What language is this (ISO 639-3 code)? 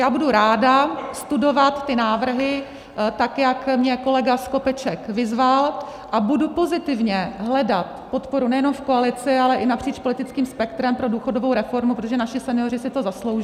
ces